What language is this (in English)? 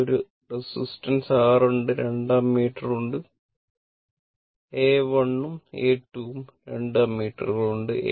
Malayalam